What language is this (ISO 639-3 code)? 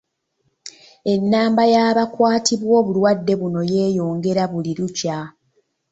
lug